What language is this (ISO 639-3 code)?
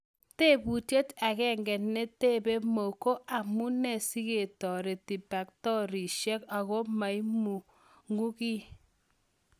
kln